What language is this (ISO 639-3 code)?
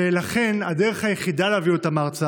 heb